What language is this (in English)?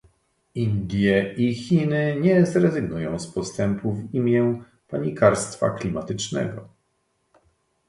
Polish